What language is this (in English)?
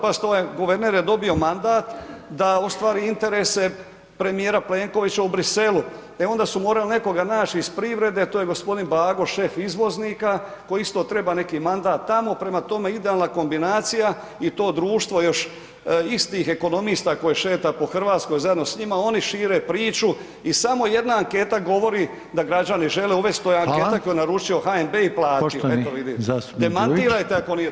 Croatian